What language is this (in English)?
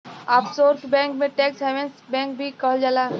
Bhojpuri